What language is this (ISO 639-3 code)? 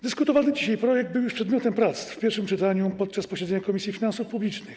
pol